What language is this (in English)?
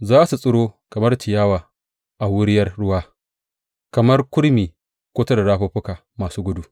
Hausa